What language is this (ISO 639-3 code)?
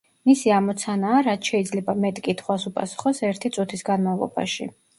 kat